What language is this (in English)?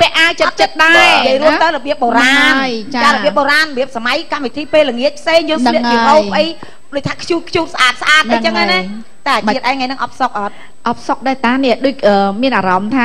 Thai